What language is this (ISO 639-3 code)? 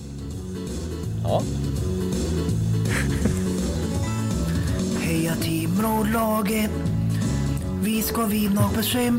swe